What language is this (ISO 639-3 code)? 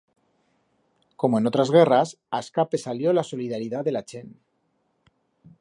arg